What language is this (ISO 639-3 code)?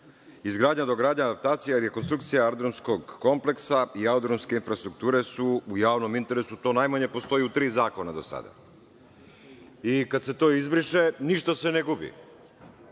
srp